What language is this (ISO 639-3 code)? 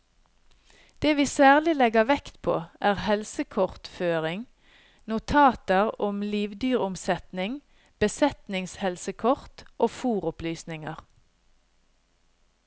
nor